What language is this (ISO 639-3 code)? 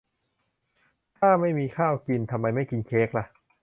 tha